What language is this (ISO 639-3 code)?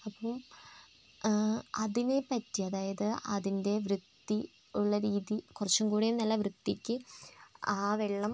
mal